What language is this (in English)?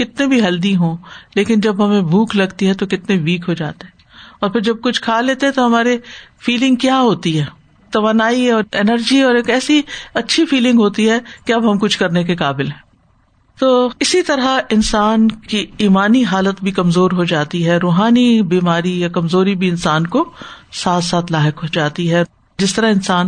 Urdu